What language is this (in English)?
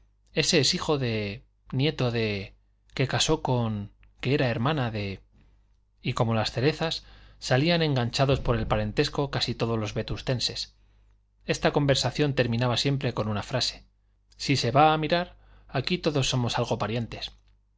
Spanish